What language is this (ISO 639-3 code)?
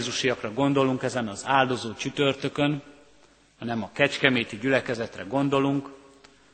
hun